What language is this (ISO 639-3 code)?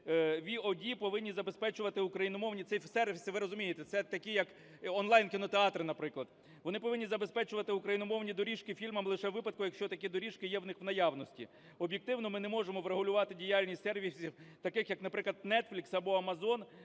ukr